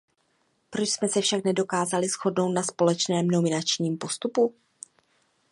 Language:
Czech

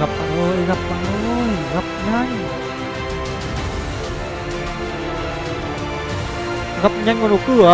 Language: Vietnamese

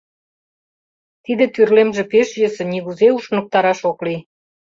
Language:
Mari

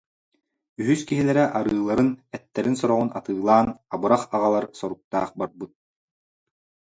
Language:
Yakut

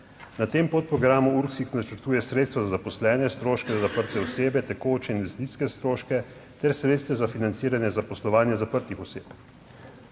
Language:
Slovenian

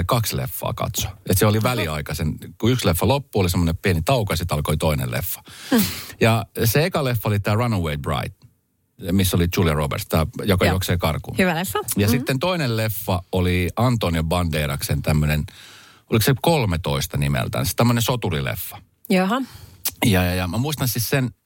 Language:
Finnish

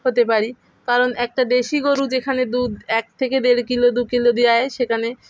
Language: Bangla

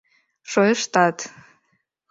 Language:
Mari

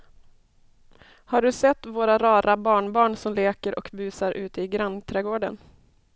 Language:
Swedish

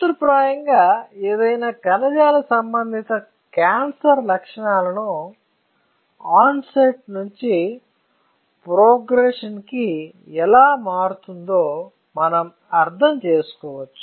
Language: Telugu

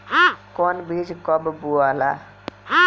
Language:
Bhojpuri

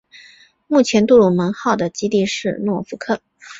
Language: Chinese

